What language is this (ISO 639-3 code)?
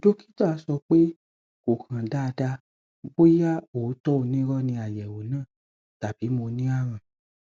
yor